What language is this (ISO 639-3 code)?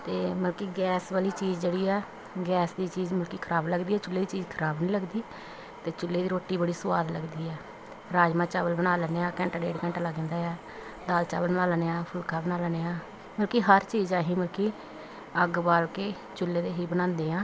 pan